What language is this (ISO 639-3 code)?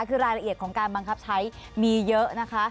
tha